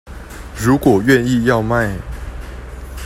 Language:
Chinese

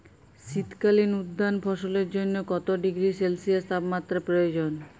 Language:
Bangla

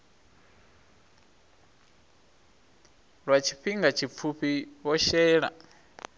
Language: Venda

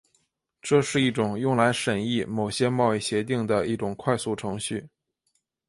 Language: Chinese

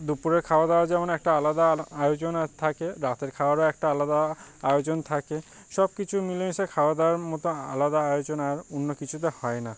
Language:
Bangla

